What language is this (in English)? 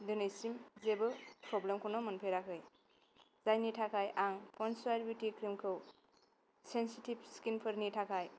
Bodo